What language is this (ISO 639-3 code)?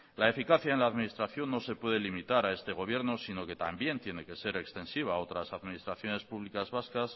spa